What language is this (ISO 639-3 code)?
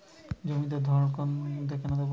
ben